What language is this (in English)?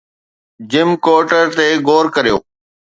Sindhi